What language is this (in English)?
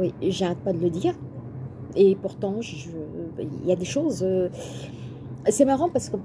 French